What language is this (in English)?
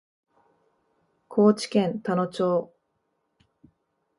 Japanese